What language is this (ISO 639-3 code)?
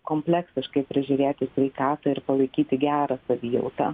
lit